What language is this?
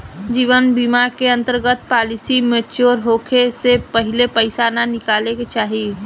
Bhojpuri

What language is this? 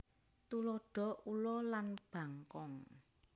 Javanese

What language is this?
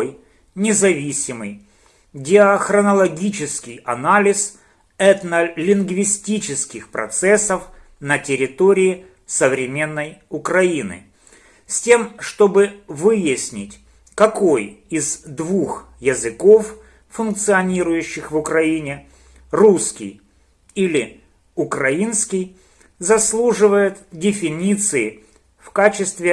Russian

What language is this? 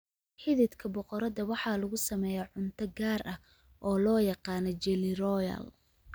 Somali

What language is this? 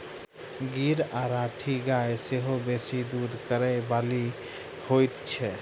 Maithili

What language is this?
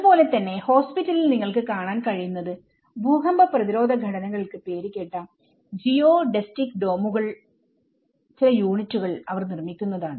Malayalam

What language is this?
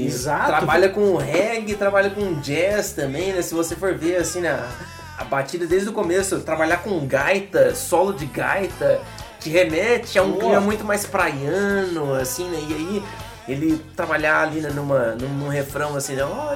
Portuguese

